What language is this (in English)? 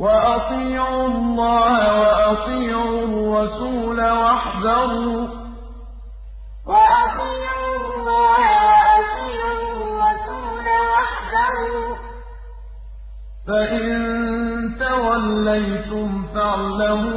Arabic